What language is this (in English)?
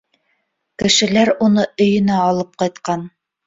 Bashkir